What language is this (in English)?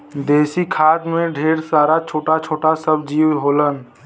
Bhojpuri